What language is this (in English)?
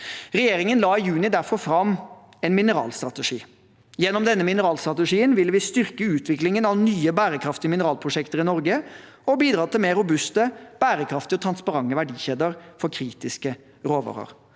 Norwegian